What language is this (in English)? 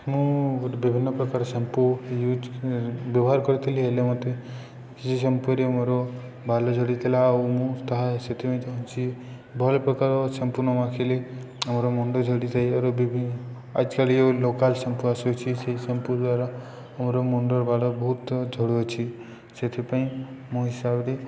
Odia